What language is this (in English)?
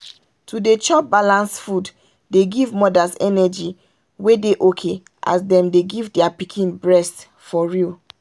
Nigerian Pidgin